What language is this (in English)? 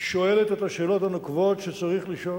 Hebrew